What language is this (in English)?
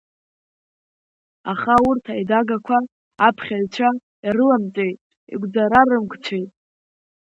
Abkhazian